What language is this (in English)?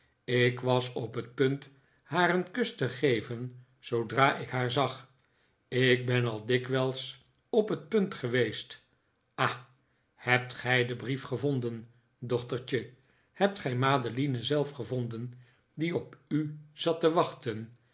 Dutch